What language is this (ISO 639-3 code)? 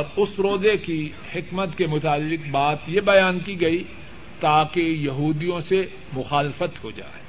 urd